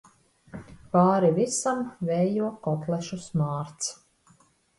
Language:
Latvian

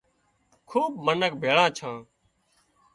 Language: Wadiyara Koli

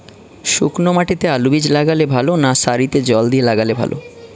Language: Bangla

